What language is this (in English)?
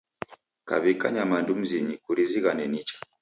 Taita